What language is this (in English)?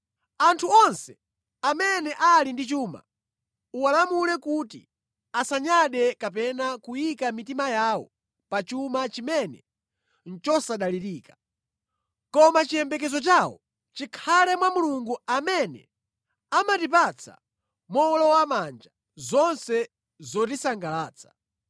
Nyanja